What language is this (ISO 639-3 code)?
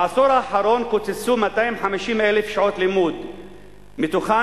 heb